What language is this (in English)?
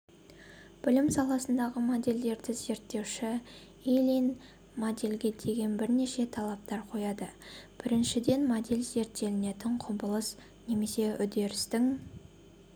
Kazakh